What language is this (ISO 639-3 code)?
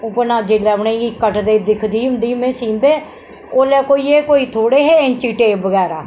doi